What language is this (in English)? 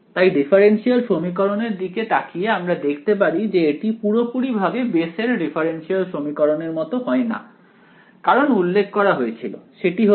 Bangla